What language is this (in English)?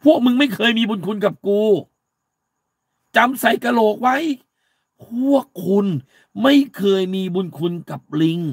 Thai